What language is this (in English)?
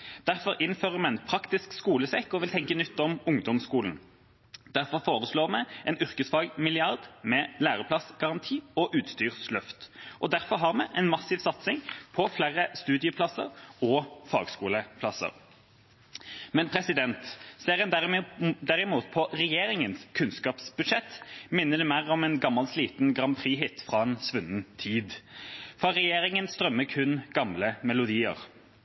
Norwegian Bokmål